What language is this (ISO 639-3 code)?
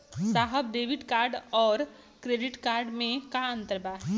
bho